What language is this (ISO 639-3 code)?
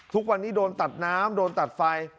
tha